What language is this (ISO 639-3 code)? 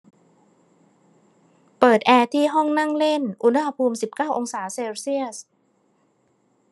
tha